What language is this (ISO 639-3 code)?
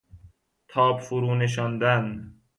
fas